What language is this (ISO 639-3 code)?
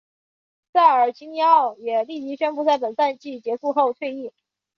zho